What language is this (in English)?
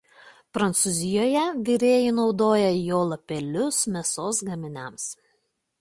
Lithuanian